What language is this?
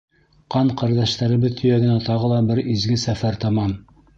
Bashkir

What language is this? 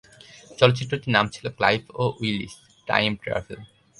Bangla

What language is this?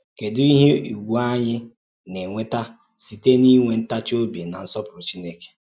Igbo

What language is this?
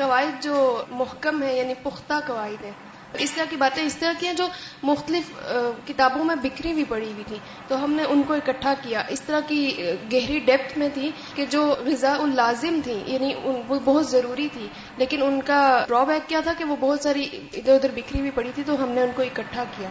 Urdu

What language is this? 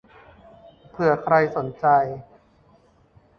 Thai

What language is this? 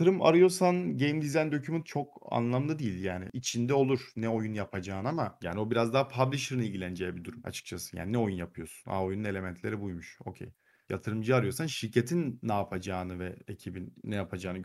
Turkish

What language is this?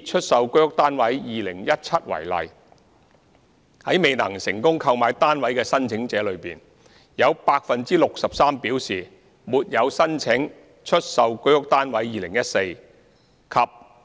Cantonese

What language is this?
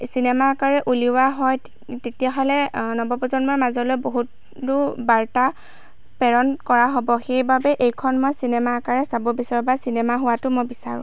Assamese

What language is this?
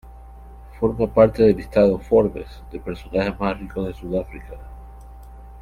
Spanish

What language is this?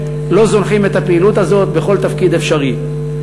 Hebrew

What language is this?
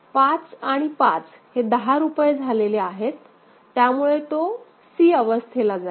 Marathi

